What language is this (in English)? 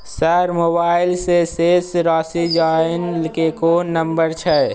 Maithili